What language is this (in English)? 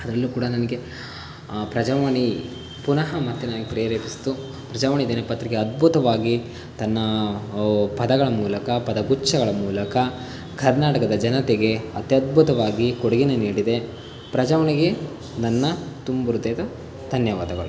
Kannada